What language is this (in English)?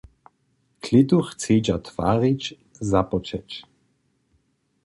Upper Sorbian